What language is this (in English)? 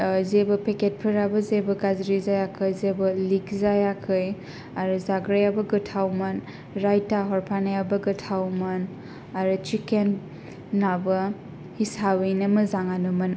Bodo